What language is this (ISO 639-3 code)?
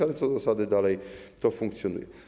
pol